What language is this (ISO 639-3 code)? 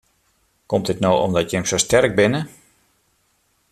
fry